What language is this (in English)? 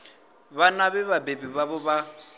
Venda